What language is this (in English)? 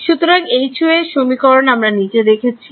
Bangla